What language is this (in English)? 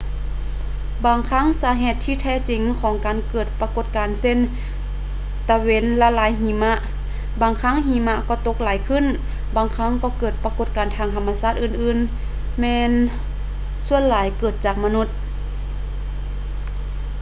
Lao